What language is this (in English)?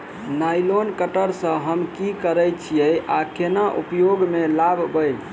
Maithili